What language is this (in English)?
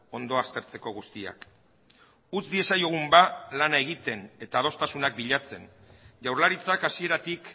Basque